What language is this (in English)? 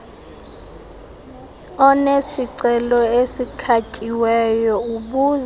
Xhosa